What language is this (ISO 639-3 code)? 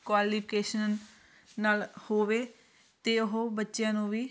pan